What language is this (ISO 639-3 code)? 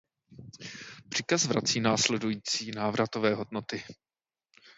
ces